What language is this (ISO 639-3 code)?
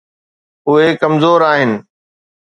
snd